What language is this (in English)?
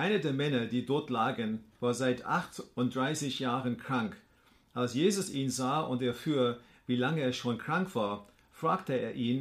German